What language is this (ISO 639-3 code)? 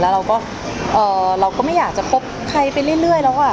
tha